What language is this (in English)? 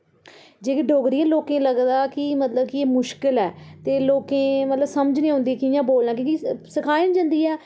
Dogri